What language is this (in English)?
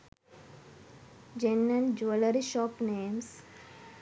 Sinhala